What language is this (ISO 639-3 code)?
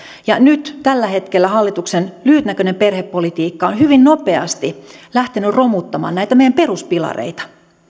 fin